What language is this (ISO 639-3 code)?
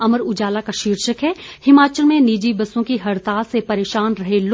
hin